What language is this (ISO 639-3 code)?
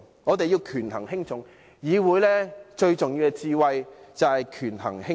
yue